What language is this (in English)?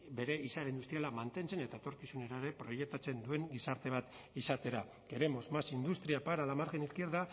Basque